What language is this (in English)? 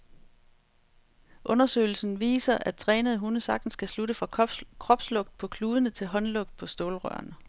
Danish